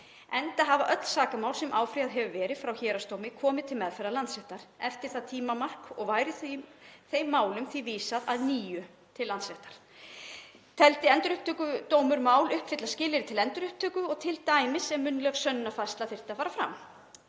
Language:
Icelandic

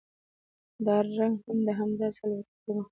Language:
Pashto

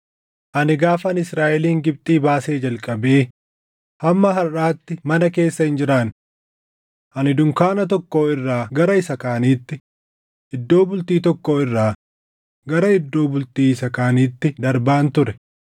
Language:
Oromo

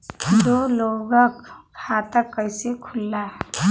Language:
Bhojpuri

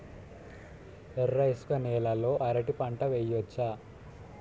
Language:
Telugu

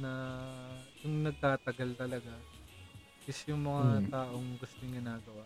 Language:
Filipino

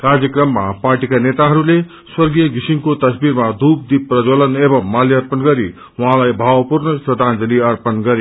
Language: Nepali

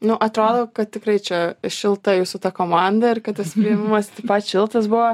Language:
Lithuanian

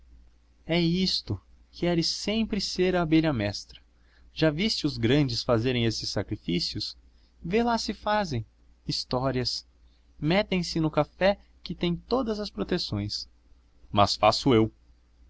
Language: Portuguese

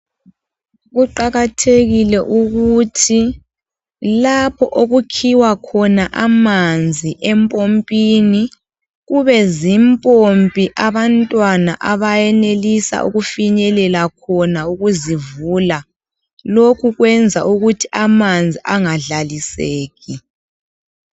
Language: North Ndebele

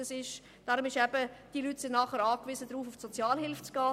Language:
Swiss German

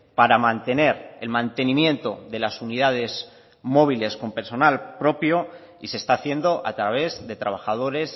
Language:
Spanish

